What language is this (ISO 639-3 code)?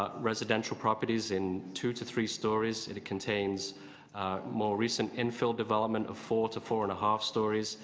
eng